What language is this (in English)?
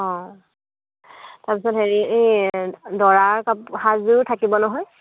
Assamese